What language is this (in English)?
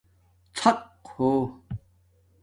Domaaki